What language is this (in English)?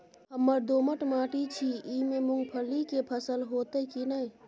Maithili